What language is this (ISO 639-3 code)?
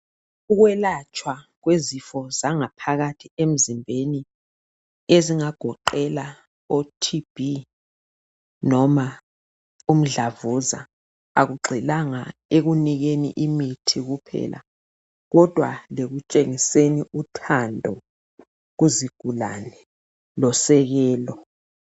nde